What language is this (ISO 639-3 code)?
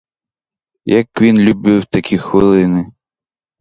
ukr